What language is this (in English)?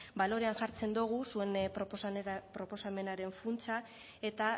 Basque